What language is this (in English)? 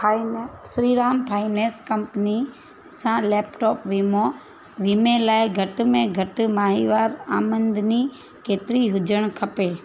Sindhi